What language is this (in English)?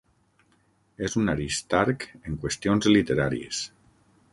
Catalan